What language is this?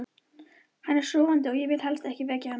Icelandic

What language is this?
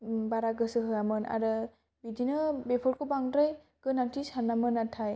Bodo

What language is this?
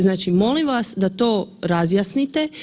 Croatian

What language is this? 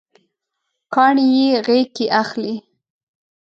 Pashto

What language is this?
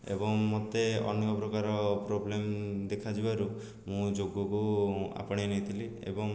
Odia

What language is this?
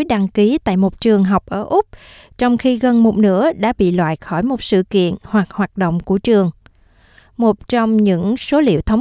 Vietnamese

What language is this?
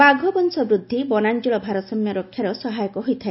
Odia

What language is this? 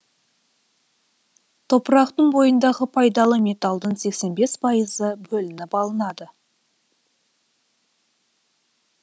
Kazakh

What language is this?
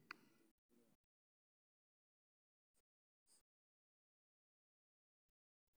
Somali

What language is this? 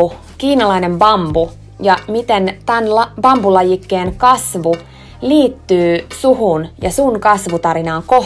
Finnish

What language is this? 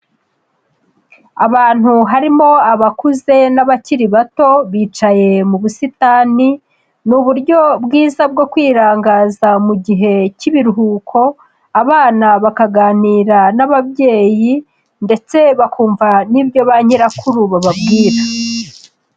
Kinyarwanda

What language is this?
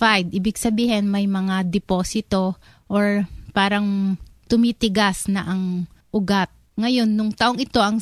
Filipino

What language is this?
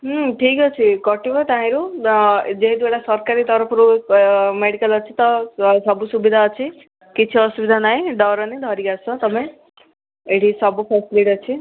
Odia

